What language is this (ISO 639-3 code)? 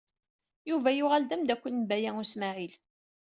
kab